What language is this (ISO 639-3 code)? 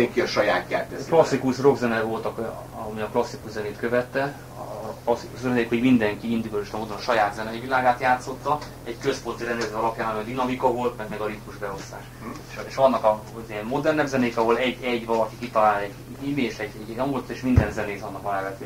hun